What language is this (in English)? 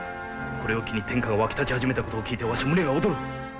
Japanese